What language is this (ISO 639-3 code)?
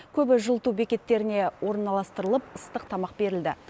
kaz